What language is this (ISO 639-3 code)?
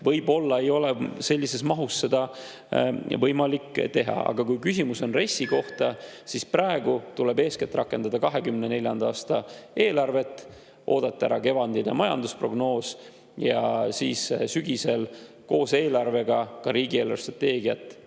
est